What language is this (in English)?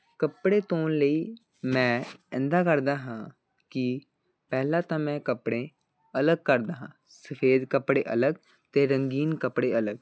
Punjabi